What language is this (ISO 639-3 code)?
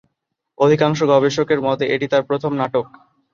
ben